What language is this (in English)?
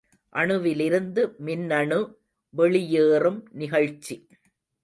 Tamil